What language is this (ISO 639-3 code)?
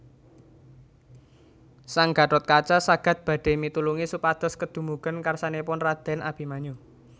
jav